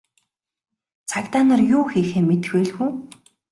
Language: Mongolian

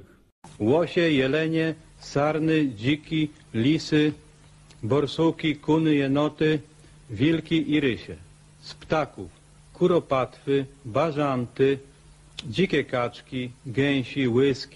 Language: Polish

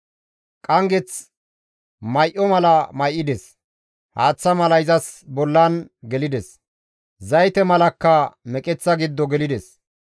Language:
Gamo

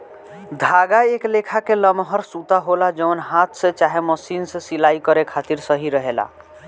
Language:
Bhojpuri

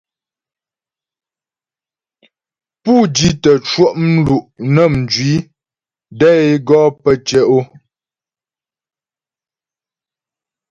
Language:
Ghomala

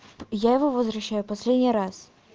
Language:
Russian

